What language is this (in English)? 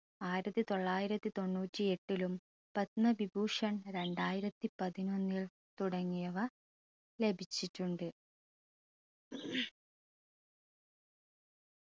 Malayalam